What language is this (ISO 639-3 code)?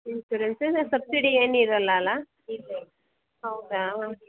kan